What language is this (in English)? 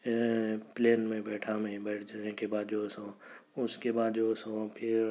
Urdu